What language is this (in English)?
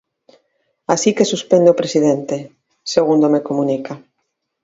Galician